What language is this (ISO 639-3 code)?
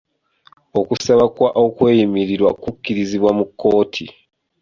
lug